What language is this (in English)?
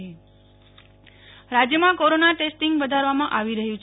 Gujarati